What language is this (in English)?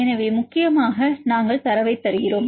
Tamil